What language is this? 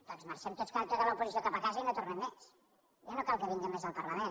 Catalan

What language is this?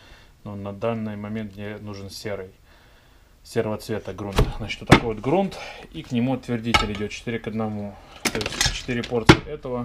Russian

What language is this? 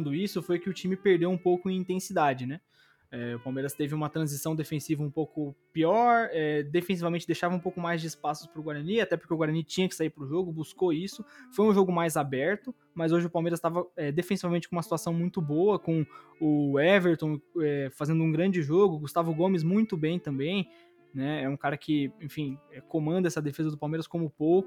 Portuguese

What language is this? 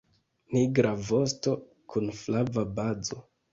Esperanto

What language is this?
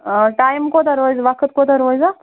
Kashmiri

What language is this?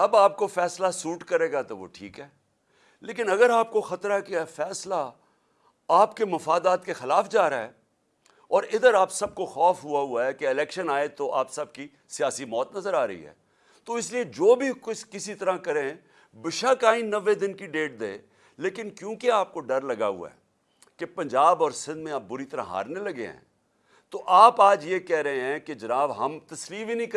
Urdu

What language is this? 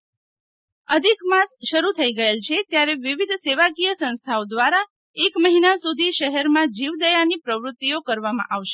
Gujarati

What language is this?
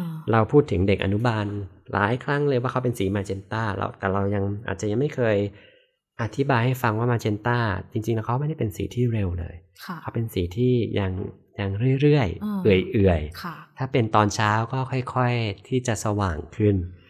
Thai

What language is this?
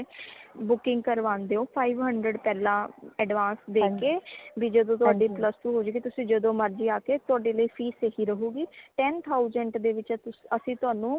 Punjabi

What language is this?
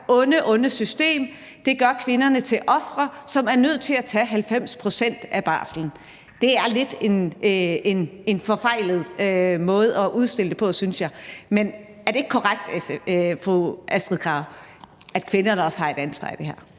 Danish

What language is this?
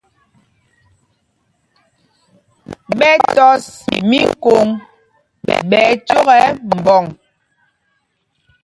Mpumpong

